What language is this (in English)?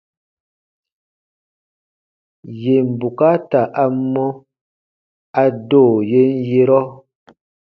Baatonum